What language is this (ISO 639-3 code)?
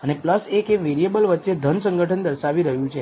guj